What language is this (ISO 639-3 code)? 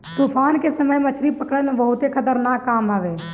bho